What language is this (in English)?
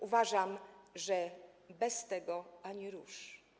Polish